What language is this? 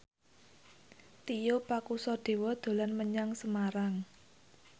Javanese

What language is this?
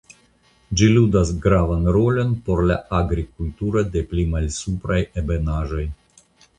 Esperanto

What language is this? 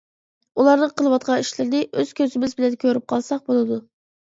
Uyghur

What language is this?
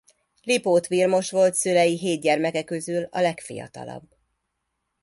Hungarian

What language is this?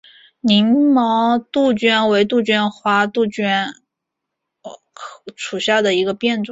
Chinese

